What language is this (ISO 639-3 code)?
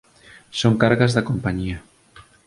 glg